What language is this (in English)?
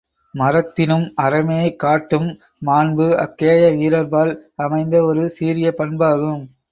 Tamil